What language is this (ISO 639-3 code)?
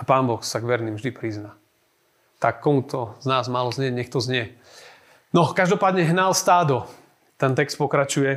slk